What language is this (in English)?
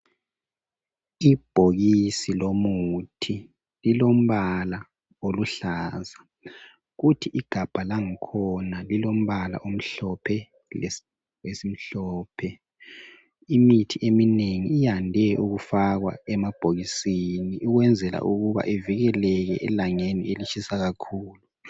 North Ndebele